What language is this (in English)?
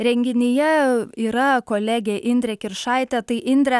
Lithuanian